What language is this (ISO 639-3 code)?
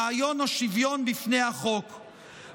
heb